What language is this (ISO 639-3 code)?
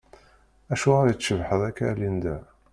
kab